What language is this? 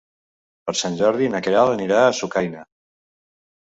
Catalan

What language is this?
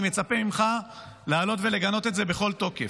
Hebrew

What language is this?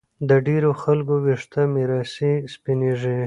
Pashto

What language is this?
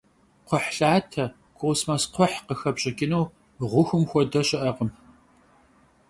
Kabardian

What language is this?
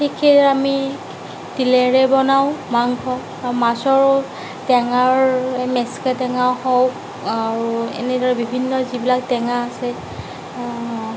Assamese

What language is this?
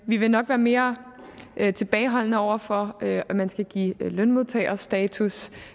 Danish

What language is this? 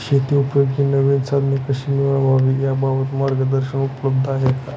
Marathi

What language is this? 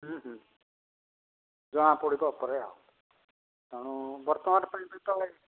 Odia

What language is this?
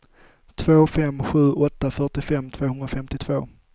Swedish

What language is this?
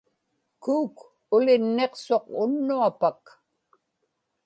Inupiaq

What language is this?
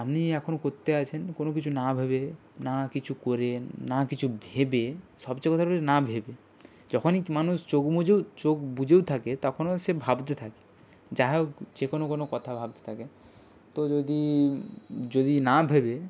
Bangla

